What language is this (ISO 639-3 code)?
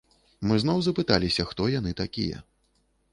bel